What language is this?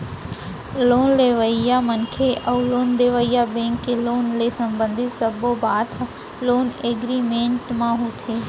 Chhattisgarhi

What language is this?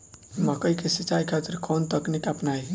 Bhojpuri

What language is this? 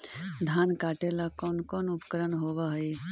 Magahi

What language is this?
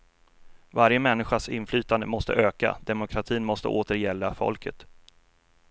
Swedish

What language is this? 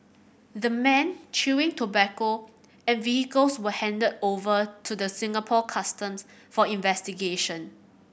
English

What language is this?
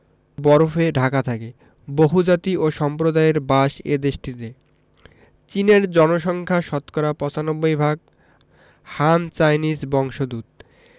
Bangla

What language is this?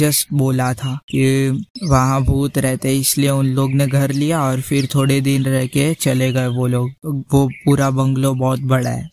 Hindi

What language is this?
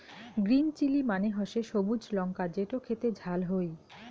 Bangla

